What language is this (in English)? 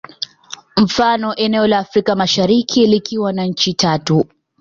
Swahili